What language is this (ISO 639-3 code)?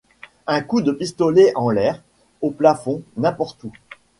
fra